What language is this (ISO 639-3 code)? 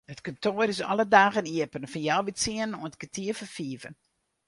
fry